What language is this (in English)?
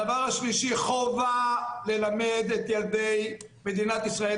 Hebrew